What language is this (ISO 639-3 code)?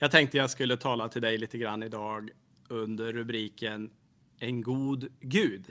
swe